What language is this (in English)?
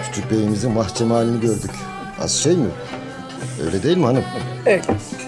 Turkish